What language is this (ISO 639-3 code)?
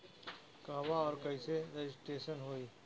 bho